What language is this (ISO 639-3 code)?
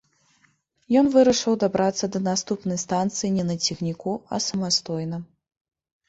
bel